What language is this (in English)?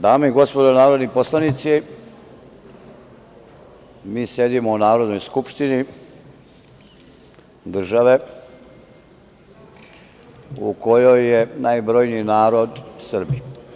Serbian